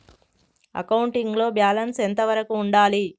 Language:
Telugu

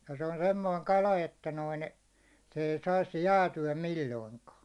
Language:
Finnish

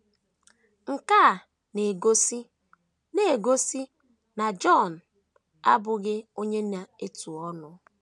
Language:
Igbo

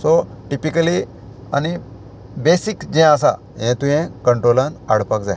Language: Konkani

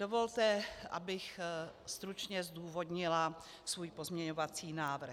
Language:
Czech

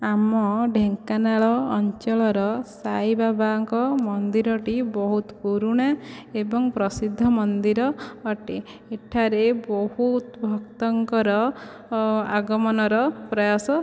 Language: Odia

